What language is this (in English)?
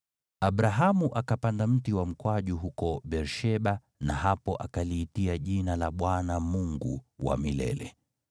Swahili